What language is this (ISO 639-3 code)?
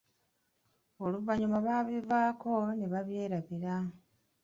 lug